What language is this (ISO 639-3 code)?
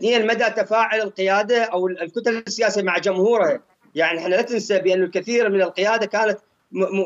ara